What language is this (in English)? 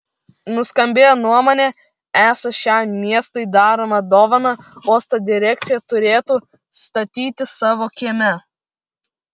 Lithuanian